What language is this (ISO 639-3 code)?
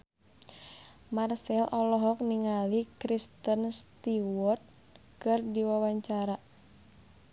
sun